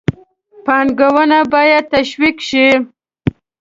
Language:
Pashto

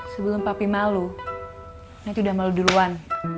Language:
Indonesian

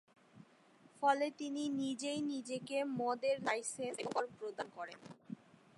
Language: Bangla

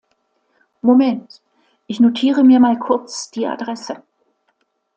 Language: German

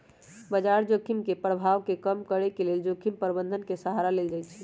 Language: Magahi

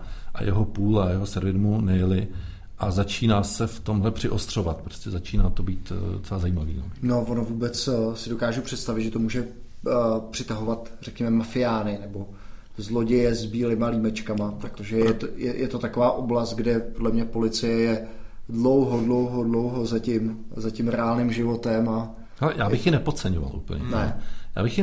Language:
Czech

